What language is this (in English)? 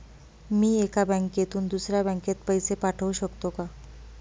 Marathi